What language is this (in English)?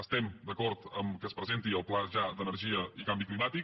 Catalan